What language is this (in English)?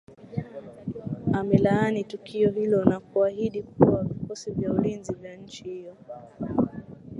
Swahili